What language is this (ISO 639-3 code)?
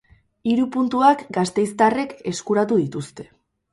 eus